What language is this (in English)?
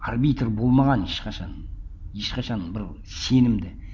Kazakh